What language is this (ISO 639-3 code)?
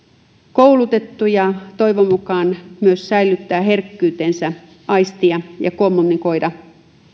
fin